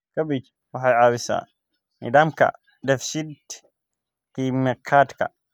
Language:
Somali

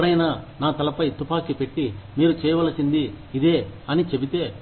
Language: Telugu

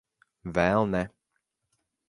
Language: Latvian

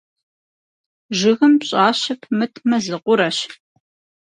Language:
Kabardian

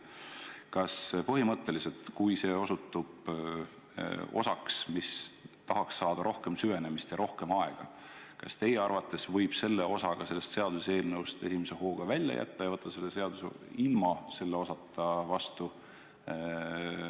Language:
Estonian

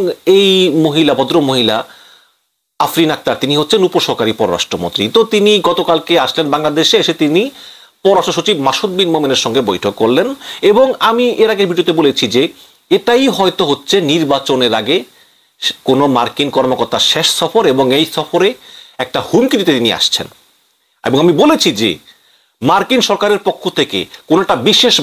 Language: Indonesian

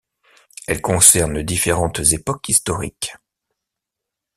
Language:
French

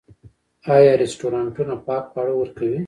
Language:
Pashto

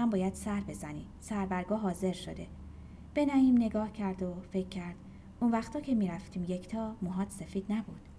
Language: Persian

